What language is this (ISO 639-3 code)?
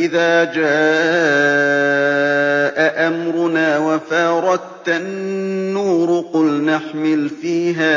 ara